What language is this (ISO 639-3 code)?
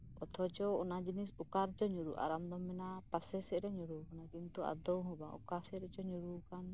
sat